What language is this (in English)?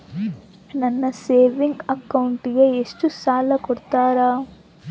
Kannada